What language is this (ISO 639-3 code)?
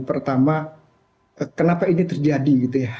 ind